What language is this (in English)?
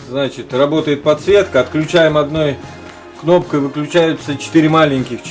Russian